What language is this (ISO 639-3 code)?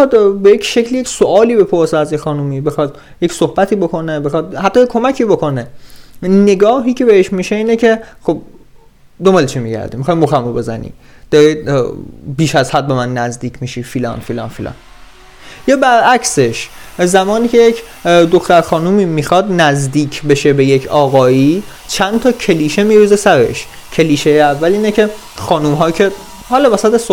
fas